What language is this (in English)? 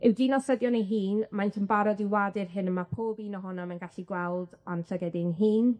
Welsh